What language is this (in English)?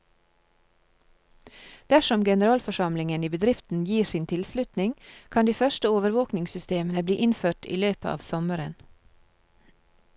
Norwegian